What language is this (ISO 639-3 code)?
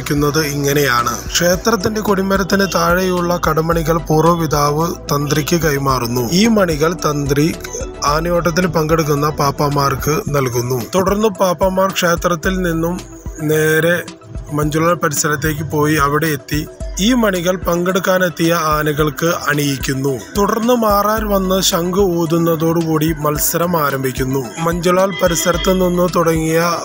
ara